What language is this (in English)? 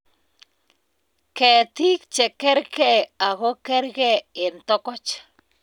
Kalenjin